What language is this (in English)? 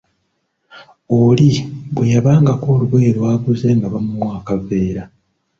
Ganda